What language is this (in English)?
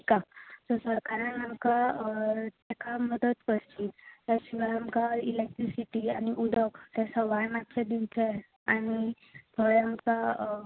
Konkani